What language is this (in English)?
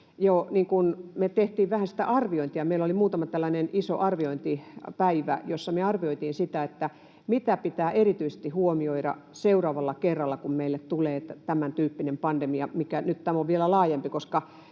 Finnish